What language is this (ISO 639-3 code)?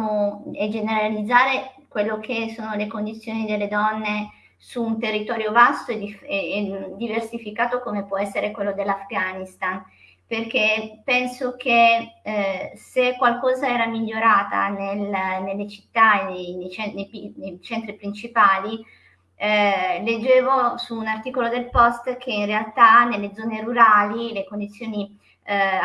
ita